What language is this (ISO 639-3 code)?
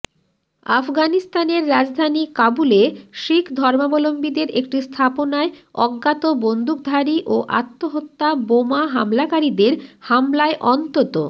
ben